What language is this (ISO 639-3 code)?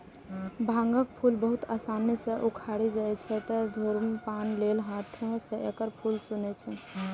mai